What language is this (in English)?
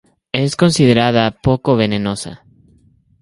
Spanish